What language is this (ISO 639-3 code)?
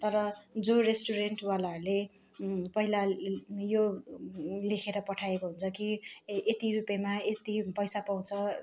nep